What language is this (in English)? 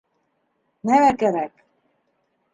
Bashkir